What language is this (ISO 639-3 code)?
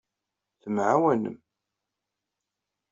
kab